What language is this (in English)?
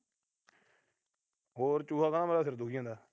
Punjabi